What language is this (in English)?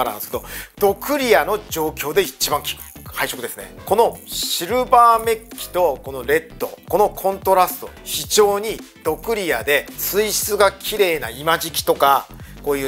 Japanese